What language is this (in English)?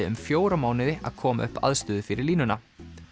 Icelandic